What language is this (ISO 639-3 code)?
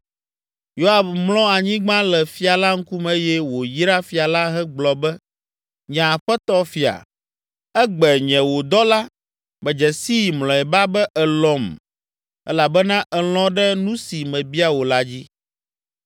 ewe